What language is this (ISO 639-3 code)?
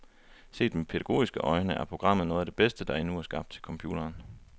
dan